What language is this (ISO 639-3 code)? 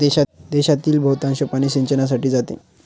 mar